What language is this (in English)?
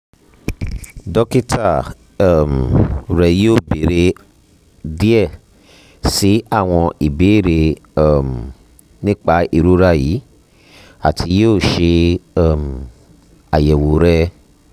Yoruba